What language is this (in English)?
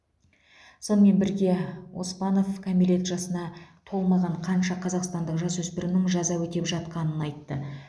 Kazakh